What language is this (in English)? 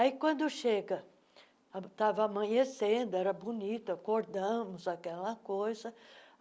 Portuguese